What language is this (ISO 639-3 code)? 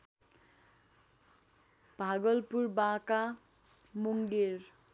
nep